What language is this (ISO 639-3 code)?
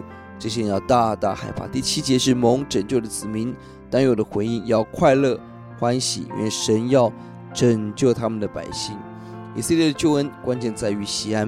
zho